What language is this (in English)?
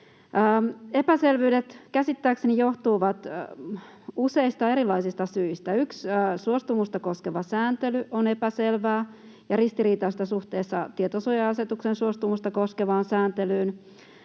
Finnish